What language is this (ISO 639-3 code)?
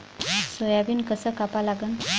mar